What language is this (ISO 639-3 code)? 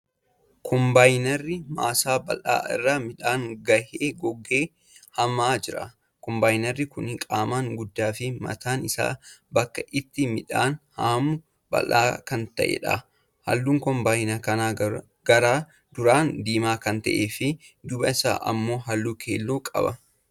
orm